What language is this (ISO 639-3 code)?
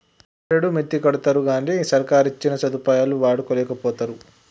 tel